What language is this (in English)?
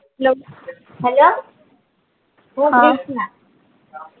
Gujarati